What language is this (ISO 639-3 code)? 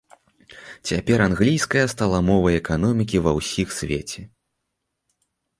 bel